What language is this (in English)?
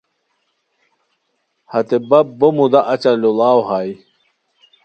Khowar